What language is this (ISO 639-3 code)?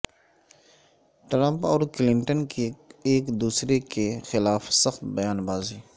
urd